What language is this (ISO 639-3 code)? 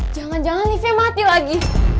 ind